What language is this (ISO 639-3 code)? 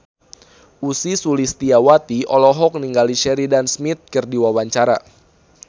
sun